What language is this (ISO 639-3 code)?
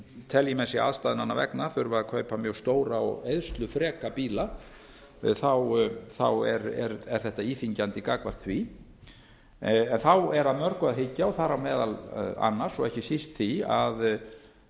isl